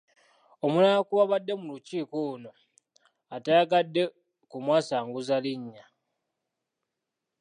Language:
Ganda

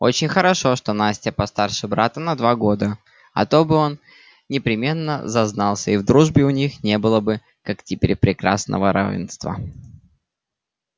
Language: Russian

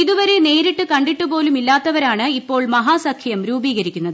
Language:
Malayalam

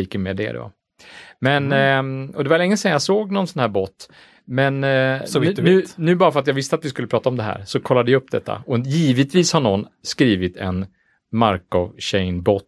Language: Swedish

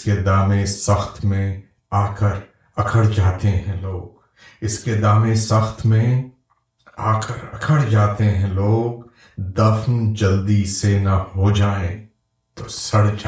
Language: Urdu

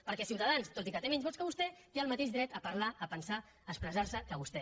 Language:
Catalan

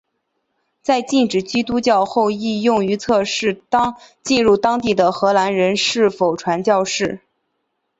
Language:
Chinese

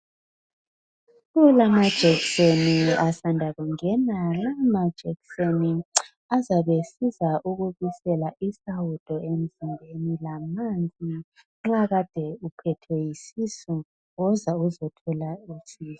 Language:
North Ndebele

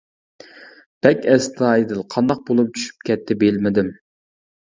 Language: Uyghur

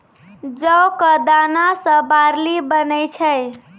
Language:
Maithili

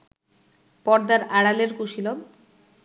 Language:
Bangla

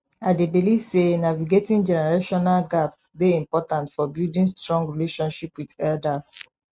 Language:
Nigerian Pidgin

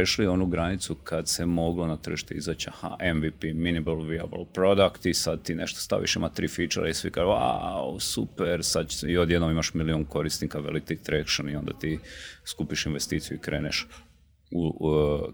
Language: Croatian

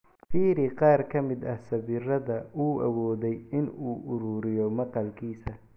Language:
Somali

